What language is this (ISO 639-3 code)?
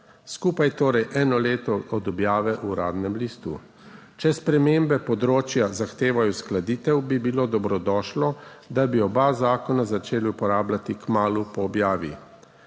slv